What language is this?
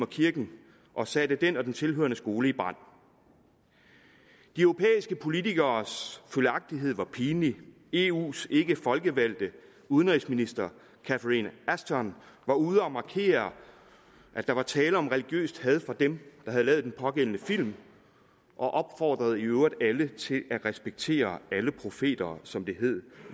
Danish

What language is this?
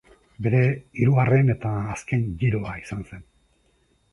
Basque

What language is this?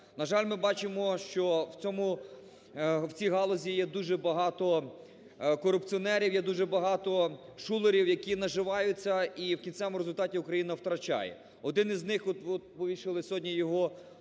Ukrainian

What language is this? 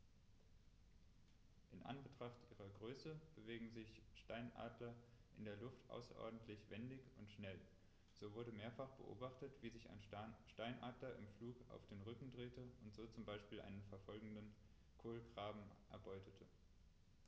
German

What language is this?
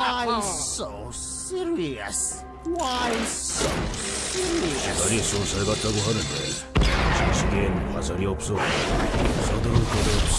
Korean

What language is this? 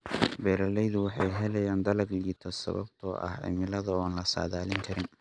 Somali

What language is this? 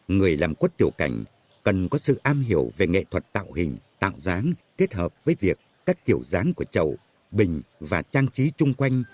Vietnamese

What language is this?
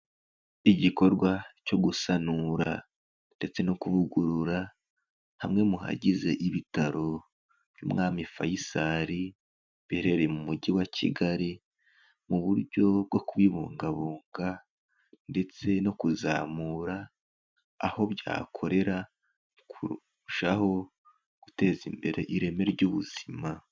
Kinyarwanda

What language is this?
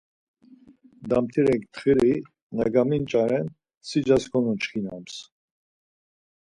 Laz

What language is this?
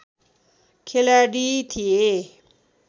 Nepali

